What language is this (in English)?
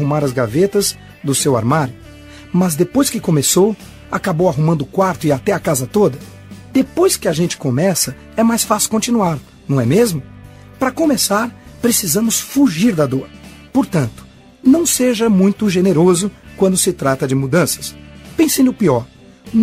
Portuguese